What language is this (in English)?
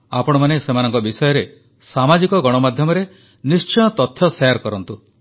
Odia